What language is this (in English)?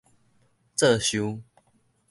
Min Nan Chinese